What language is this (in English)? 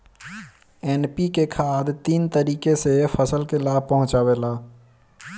Bhojpuri